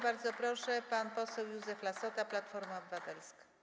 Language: Polish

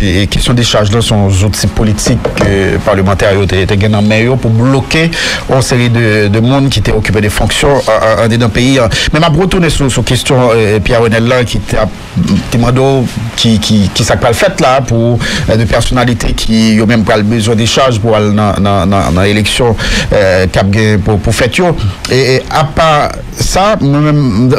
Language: French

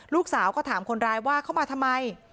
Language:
Thai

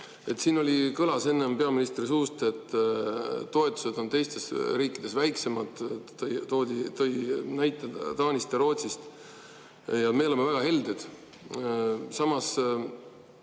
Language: Estonian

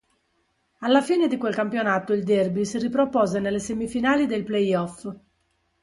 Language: Italian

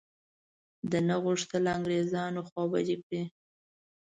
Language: Pashto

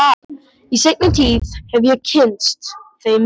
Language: Icelandic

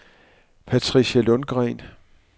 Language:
Danish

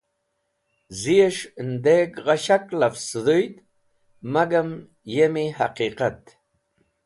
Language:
Wakhi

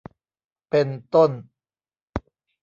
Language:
Thai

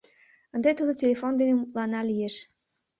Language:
Mari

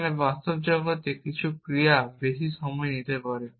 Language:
Bangla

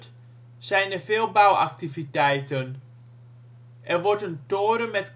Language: Dutch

